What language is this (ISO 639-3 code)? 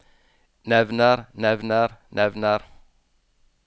nor